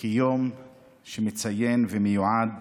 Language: Hebrew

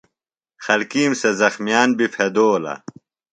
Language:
Phalura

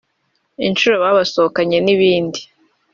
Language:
Kinyarwanda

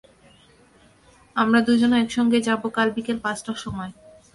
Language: Bangla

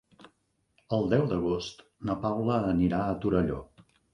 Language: Catalan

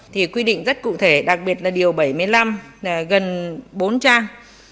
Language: Vietnamese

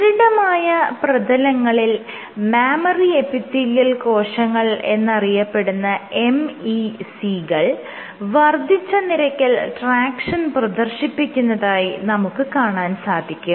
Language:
Malayalam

